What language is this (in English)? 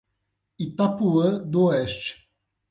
Portuguese